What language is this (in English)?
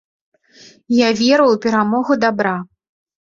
Belarusian